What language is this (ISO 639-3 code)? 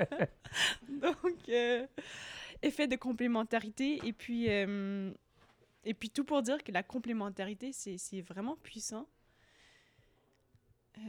fra